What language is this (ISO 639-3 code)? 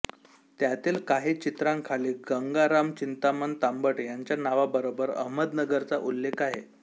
mar